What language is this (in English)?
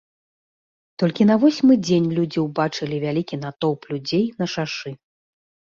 Belarusian